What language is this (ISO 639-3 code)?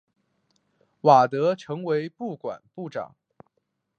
zho